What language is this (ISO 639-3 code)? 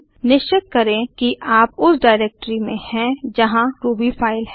hin